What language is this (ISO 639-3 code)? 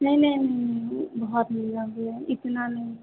hin